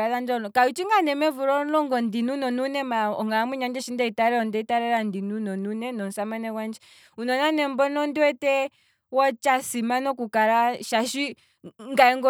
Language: Kwambi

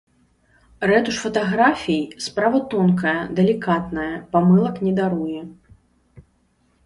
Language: Belarusian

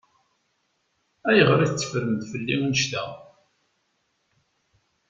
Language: Kabyle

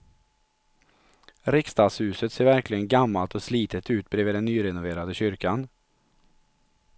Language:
Swedish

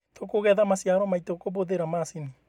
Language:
Kikuyu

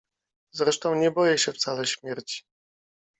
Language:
Polish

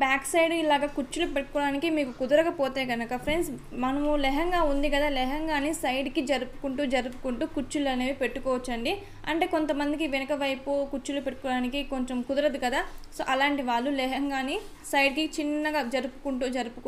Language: Hindi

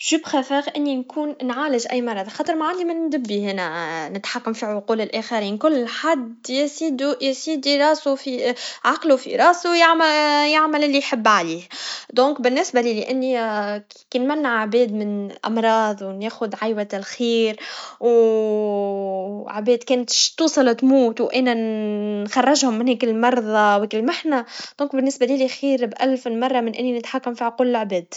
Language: Tunisian Arabic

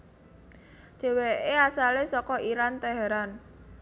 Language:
Javanese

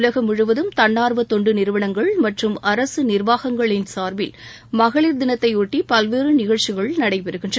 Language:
Tamil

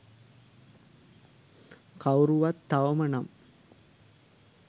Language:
Sinhala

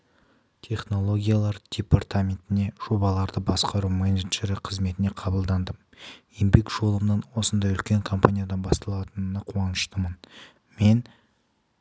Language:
Kazakh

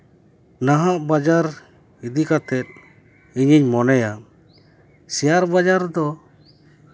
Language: Santali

